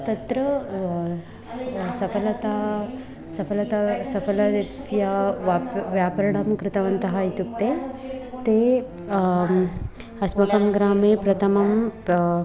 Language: Sanskrit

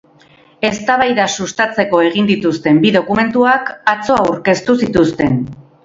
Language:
Basque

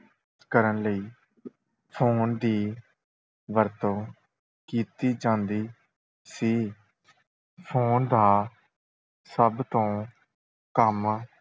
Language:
Punjabi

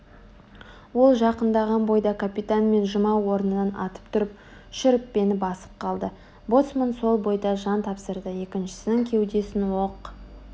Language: Kazakh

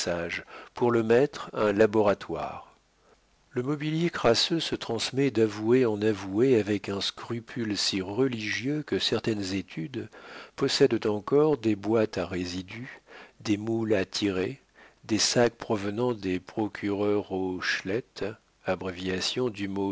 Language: French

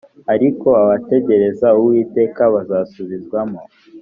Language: Kinyarwanda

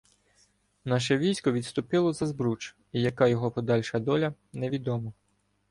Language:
Ukrainian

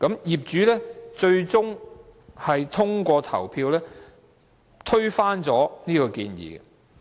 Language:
Cantonese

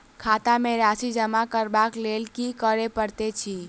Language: Maithili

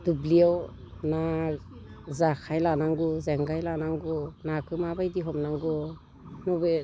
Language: Bodo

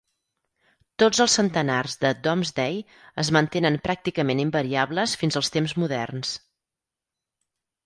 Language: Catalan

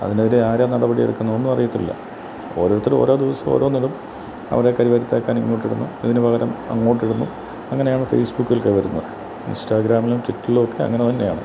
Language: Malayalam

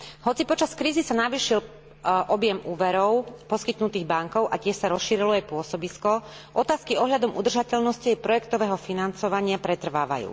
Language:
Slovak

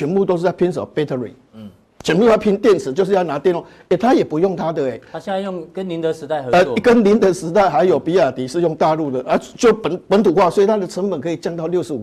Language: Chinese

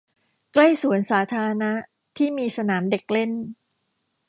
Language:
Thai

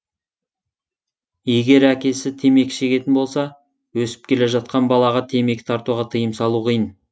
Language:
Kazakh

